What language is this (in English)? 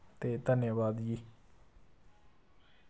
Dogri